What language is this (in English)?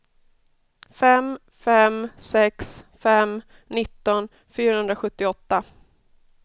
Swedish